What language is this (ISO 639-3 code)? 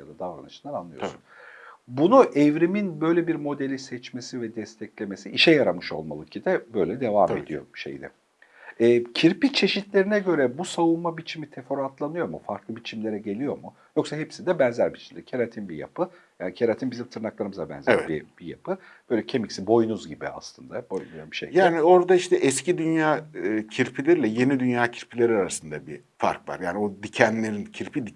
tur